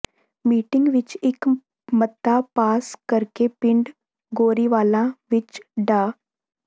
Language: Punjabi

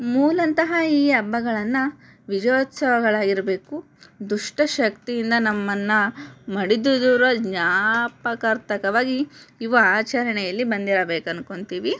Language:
Kannada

